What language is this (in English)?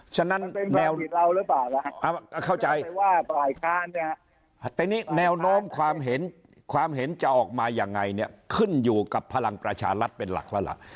Thai